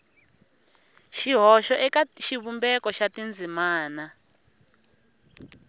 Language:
Tsonga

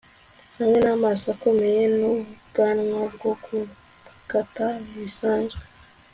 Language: Kinyarwanda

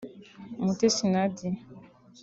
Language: Kinyarwanda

